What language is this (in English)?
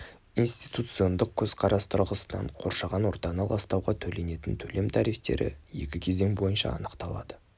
Kazakh